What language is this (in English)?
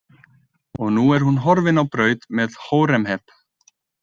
Icelandic